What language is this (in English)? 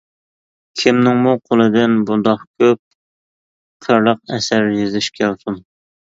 Uyghur